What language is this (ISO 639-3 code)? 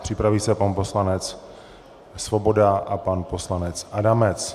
ces